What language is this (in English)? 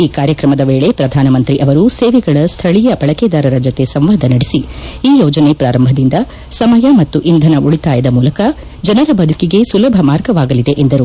Kannada